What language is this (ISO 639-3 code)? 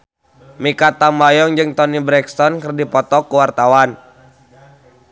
sun